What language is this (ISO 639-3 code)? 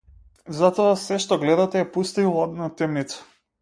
mkd